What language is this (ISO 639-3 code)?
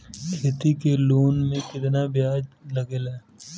bho